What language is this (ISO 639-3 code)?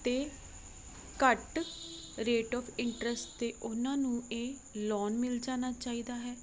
pan